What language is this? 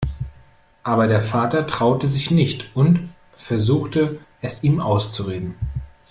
German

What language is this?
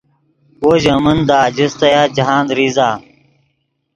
Yidgha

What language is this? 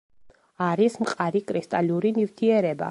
Georgian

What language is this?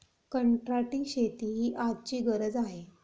Marathi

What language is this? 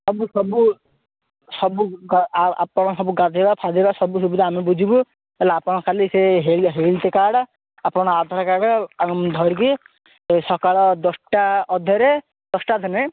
Odia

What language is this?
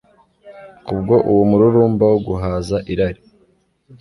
Kinyarwanda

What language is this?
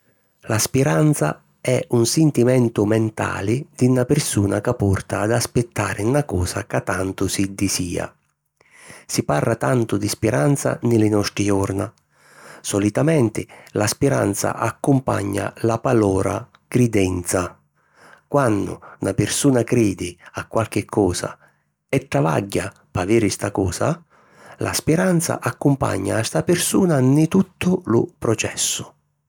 Sicilian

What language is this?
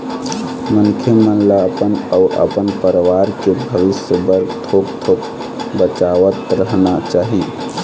Chhattisgarhi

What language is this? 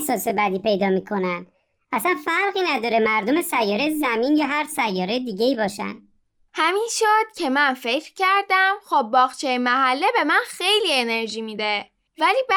Persian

